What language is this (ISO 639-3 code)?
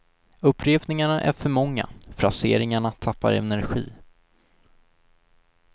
swe